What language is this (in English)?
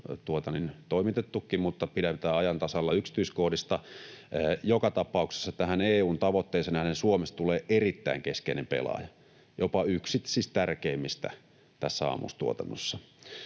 Finnish